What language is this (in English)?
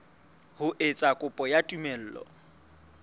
Southern Sotho